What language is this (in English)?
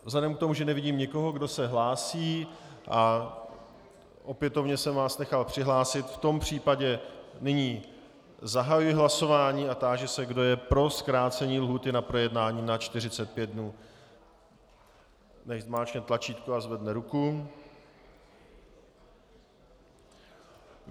Czech